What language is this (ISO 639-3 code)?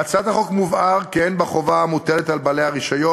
heb